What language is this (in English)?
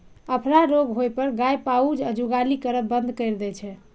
Maithili